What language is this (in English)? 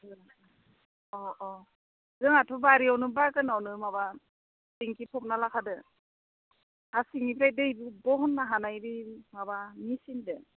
Bodo